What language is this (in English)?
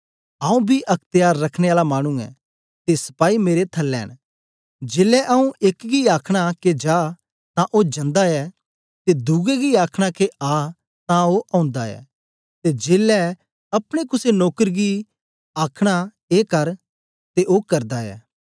Dogri